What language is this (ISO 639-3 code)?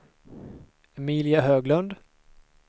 swe